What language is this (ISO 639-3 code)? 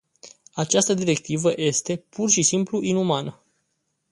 ron